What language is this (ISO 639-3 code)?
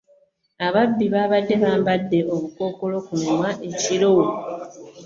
lug